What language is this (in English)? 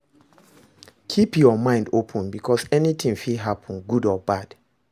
Nigerian Pidgin